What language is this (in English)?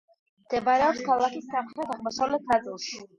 Georgian